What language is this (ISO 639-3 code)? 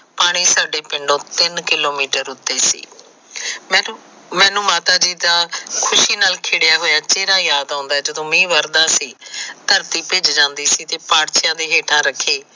pan